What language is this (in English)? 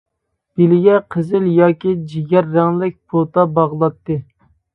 Uyghur